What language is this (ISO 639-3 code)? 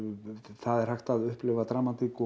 isl